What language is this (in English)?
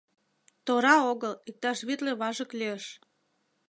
Mari